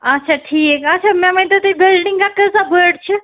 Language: Kashmiri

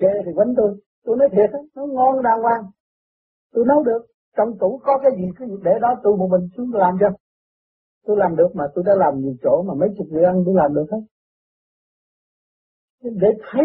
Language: Vietnamese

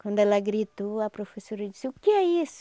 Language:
Portuguese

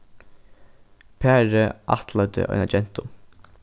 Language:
Faroese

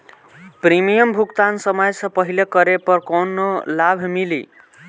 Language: Bhojpuri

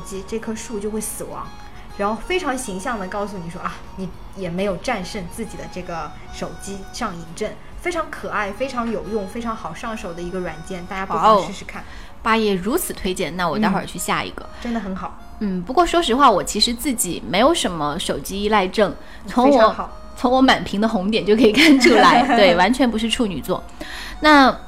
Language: Chinese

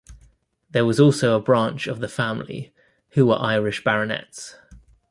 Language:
English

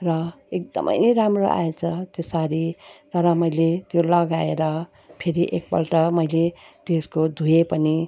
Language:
Nepali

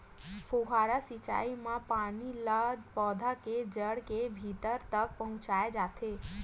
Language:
Chhattisgarhi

